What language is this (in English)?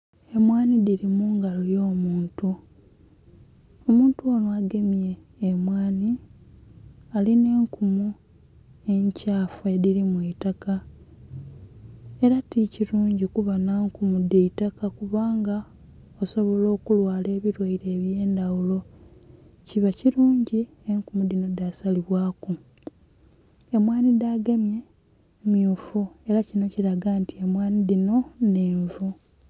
Soga